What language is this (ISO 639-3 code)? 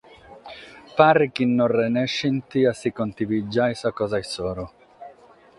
srd